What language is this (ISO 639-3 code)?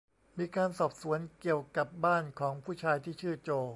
tha